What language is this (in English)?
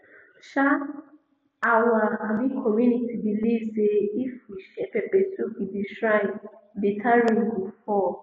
Nigerian Pidgin